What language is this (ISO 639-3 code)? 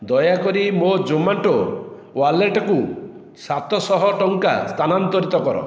ori